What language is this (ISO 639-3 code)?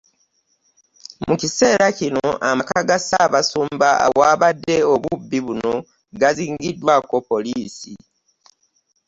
lug